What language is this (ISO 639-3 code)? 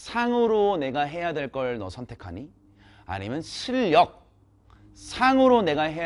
kor